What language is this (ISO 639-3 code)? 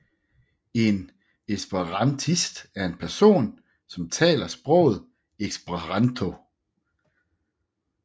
dan